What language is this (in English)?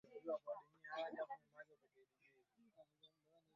Swahili